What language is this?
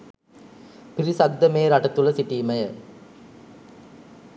Sinhala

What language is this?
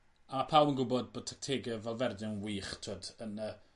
Welsh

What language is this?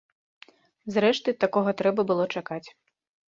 Belarusian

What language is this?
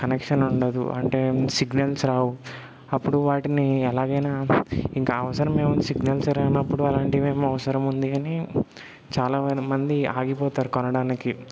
Telugu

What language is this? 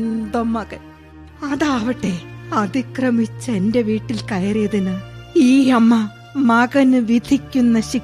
Malayalam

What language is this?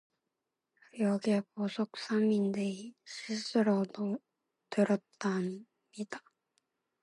Korean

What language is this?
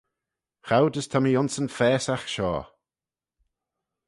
Manx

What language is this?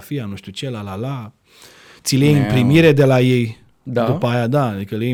Romanian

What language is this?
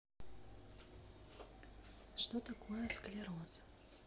Russian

